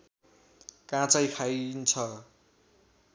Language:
Nepali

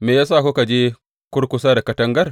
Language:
Hausa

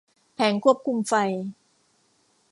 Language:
Thai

